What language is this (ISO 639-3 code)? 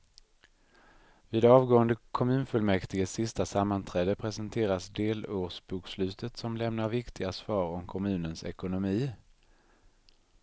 swe